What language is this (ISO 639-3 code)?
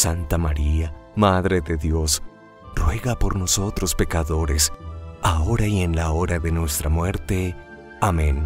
spa